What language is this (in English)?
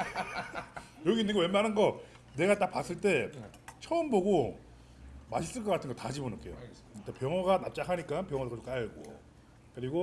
Korean